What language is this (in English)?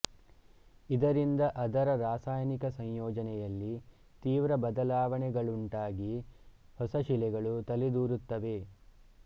Kannada